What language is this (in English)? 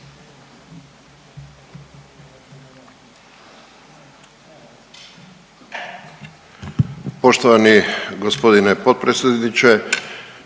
Croatian